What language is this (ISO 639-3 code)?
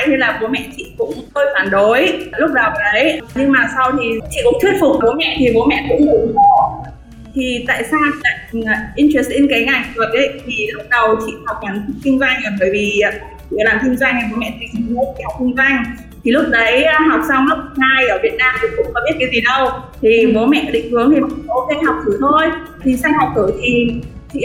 vie